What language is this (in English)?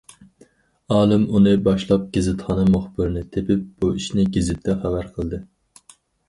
Uyghur